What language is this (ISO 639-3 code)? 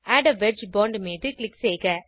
tam